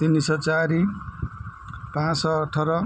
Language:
Odia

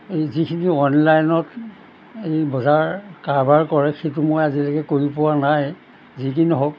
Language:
Assamese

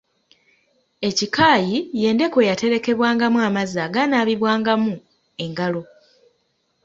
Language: Ganda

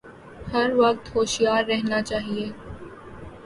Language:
Urdu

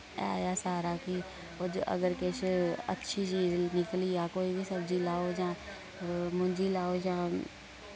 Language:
Dogri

